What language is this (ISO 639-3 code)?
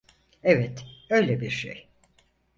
tur